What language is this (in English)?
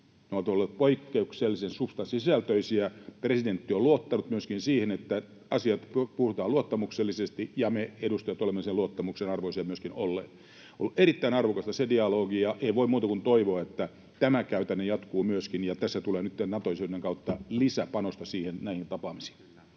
Finnish